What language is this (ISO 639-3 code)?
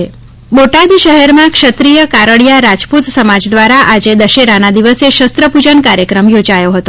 guj